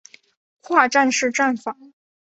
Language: Chinese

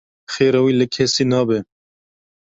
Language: Kurdish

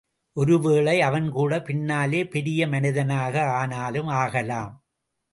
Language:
Tamil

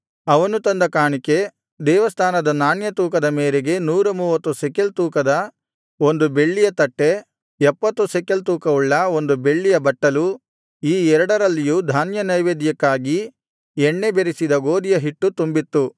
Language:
Kannada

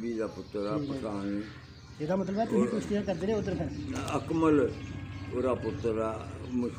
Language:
Punjabi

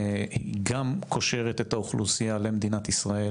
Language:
Hebrew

